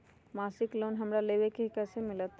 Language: Magahi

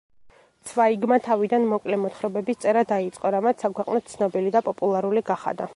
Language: Georgian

